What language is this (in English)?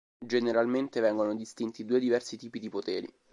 Italian